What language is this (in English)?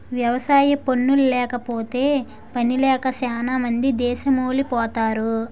Telugu